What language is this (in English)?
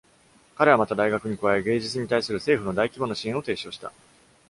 Japanese